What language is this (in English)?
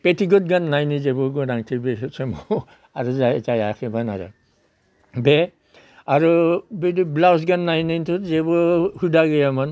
Bodo